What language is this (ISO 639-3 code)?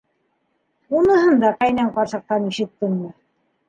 bak